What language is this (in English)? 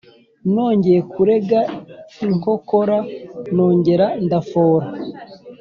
Kinyarwanda